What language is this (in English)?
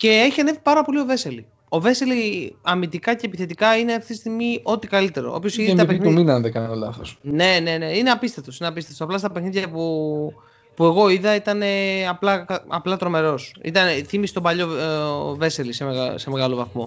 Greek